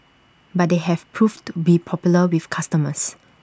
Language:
English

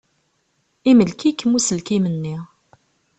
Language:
Kabyle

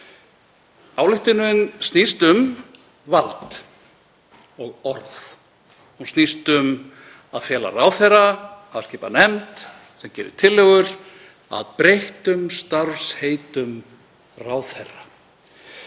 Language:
Icelandic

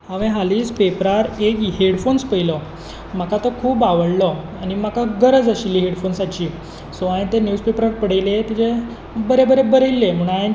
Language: Konkani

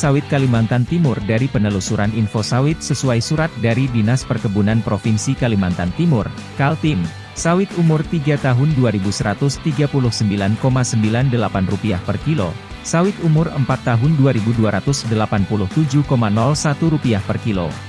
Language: Indonesian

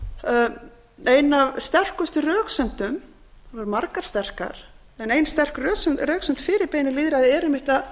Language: Icelandic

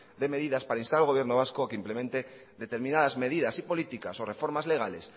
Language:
Spanish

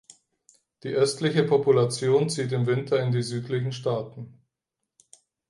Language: German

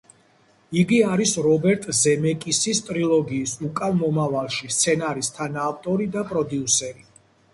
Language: Georgian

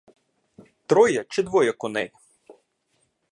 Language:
Ukrainian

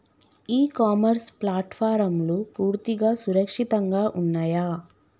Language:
Telugu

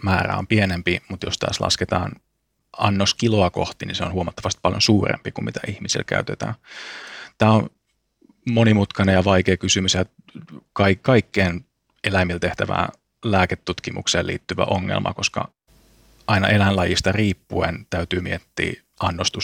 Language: Finnish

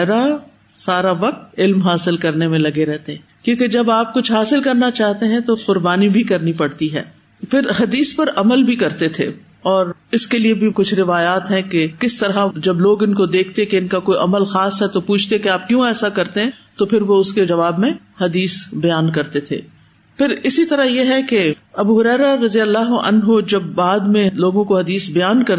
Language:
Urdu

